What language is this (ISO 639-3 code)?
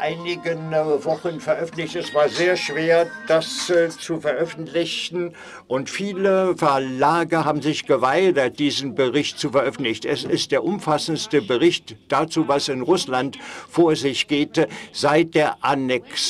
deu